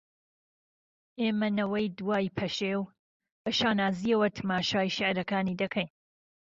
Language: Central Kurdish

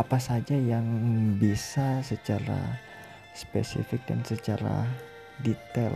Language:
Indonesian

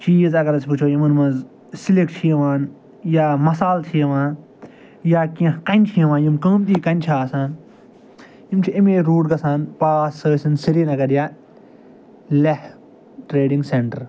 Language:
Kashmiri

